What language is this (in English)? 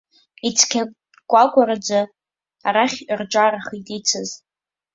Abkhazian